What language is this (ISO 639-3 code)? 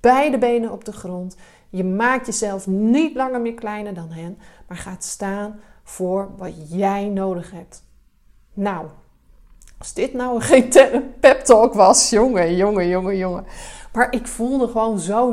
nld